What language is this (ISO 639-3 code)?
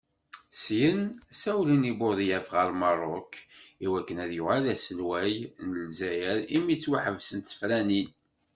kab